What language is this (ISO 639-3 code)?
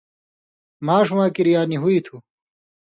mvy